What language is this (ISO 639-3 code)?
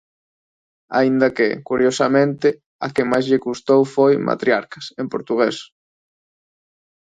glg